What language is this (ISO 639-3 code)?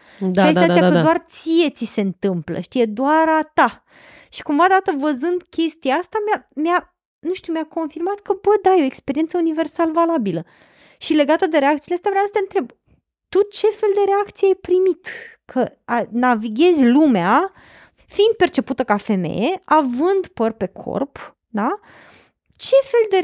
ron